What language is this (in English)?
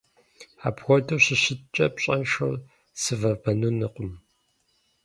Kabardian